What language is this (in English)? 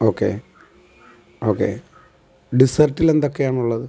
Malayalam